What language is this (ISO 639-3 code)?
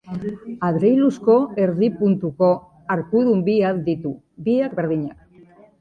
eus